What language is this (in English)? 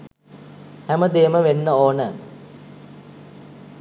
Sinhala